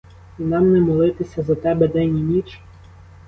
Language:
Ukrainian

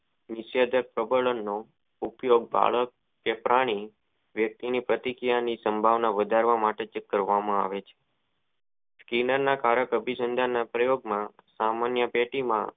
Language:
Gujarati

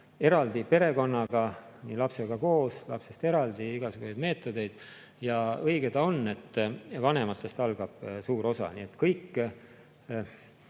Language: Estonian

